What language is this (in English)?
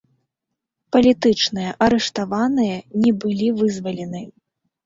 Belarusian